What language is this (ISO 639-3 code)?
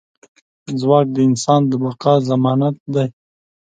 pus